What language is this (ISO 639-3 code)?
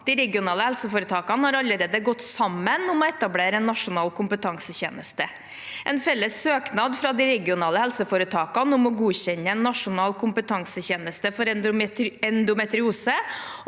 nor